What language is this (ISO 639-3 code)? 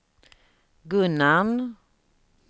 swe